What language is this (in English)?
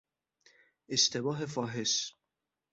Persian